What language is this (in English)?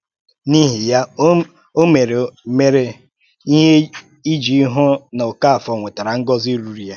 Igbo